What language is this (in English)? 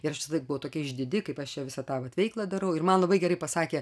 Lithuanian